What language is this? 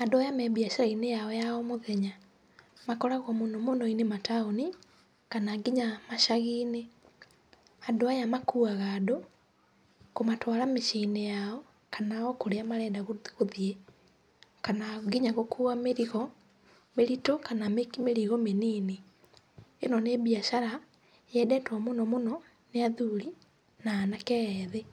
Kikuyu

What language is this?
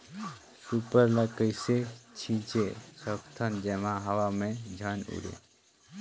Chhattisgarhi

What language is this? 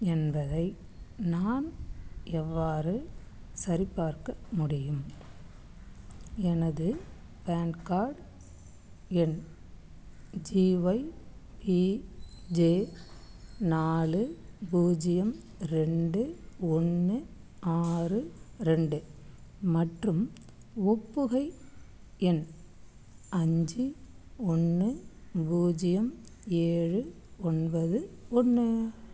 Tamil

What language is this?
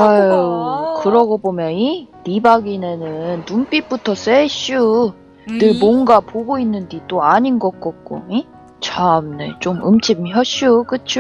Korean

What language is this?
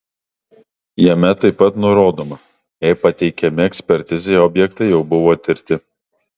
Lithuanian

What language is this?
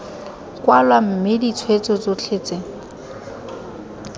Tswana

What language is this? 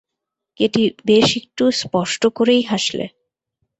Bangla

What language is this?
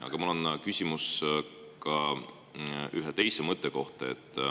Estonian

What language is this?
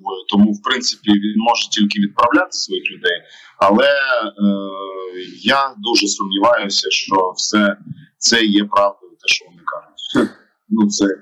Ukrainian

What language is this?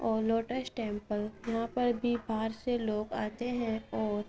Urdu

